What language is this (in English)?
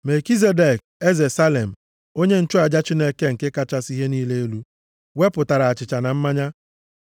Igbo